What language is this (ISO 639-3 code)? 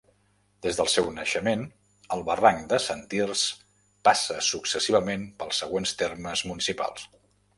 cat